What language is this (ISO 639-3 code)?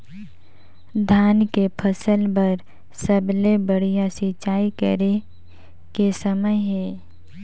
hne